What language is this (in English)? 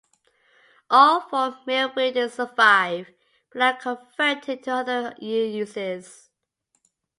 English